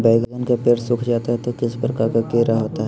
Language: Magahi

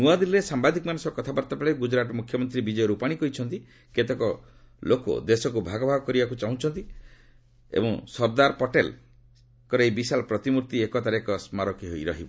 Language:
Odia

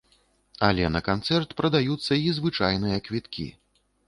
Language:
Belarusian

